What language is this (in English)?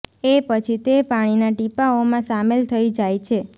Gujarati